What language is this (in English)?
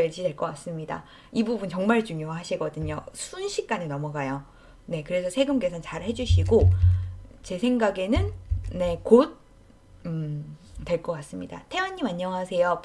Korean